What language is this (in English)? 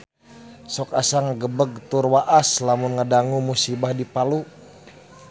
Sundanese